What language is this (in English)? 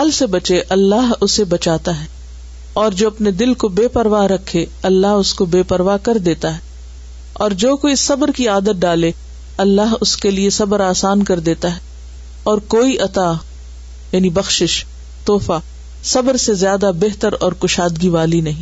Urdu